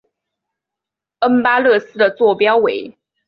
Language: Chinese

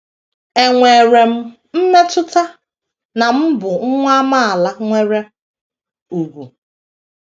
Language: Igbo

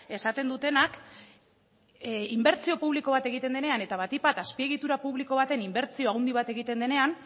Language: Basque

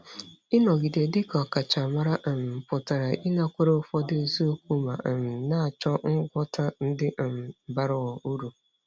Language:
Igbo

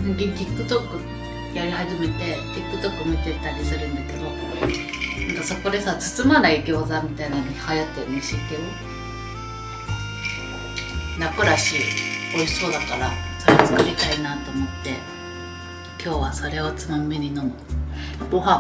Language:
Japanese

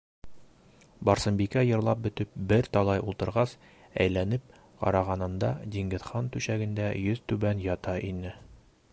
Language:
Bashkir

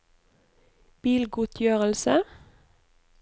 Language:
Norwegian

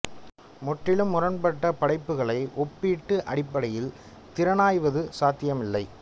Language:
Tamil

